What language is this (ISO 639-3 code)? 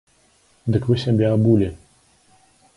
bel